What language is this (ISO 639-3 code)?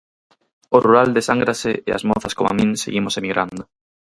glg